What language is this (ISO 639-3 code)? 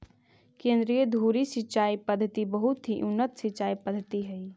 mag